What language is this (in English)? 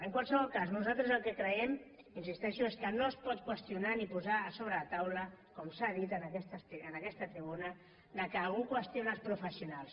Catalan